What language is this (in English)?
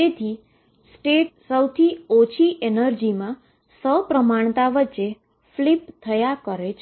Gujarati